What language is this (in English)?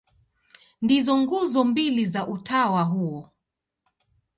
Swahili